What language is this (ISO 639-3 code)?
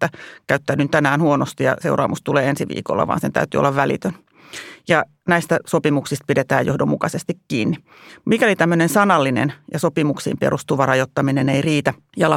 fin